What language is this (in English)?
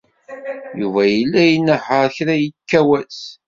Kabyle